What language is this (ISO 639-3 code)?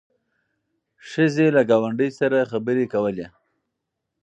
pus